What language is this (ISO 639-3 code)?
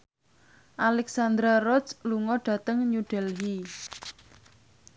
jav